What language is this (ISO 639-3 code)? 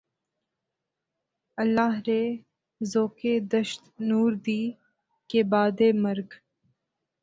urd